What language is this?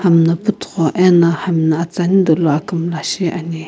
Sumi Naga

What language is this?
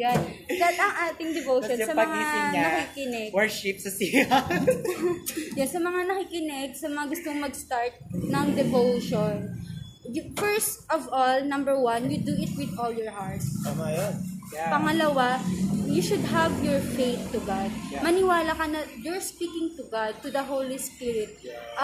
Filipino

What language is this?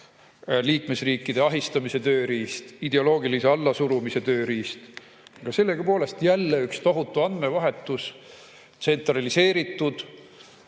Estonian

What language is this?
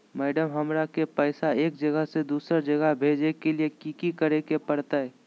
Magahi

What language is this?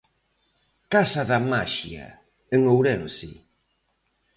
Galician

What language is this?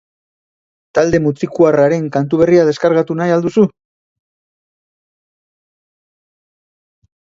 Basque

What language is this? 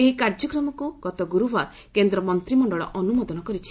Odia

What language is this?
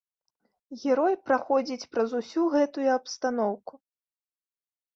Belarusian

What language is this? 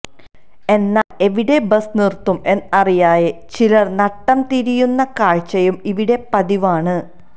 Malayalam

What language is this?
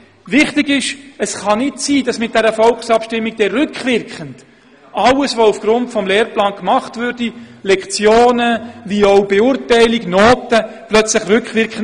Swiss German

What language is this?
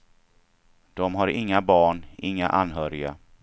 Swedish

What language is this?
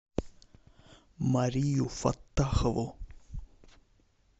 Russian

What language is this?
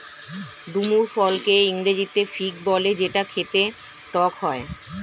Bangla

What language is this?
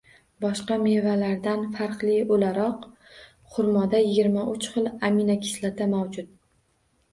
Uzbek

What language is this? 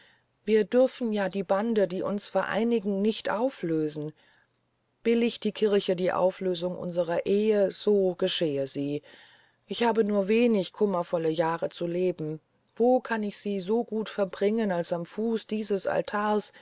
German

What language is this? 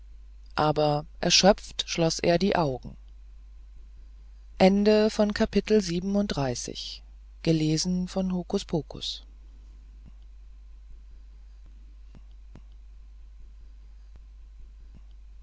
German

